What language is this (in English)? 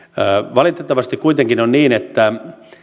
Finnish